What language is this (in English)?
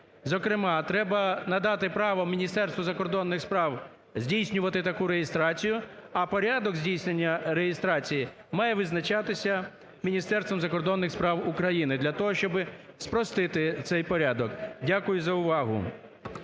Ukrainian